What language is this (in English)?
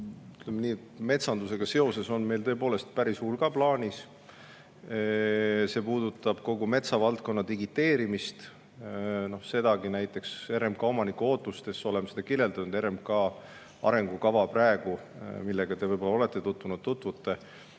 Estonian